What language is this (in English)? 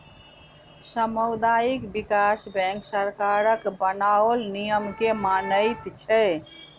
Maithili